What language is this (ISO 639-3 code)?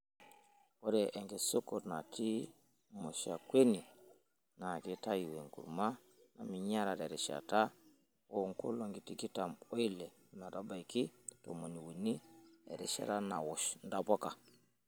mas